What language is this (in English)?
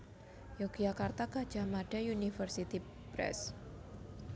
Javanese